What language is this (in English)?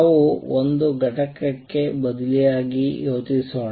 Kannada